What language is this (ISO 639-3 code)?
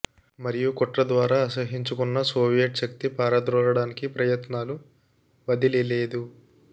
tel